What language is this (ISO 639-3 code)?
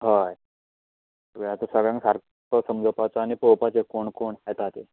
kok